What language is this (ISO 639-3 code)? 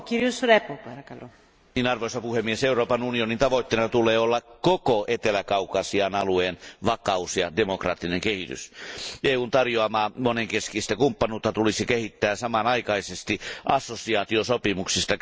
fin